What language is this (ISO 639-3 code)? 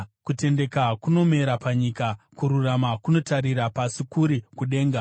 sna